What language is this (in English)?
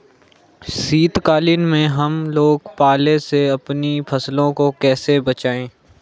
Hindi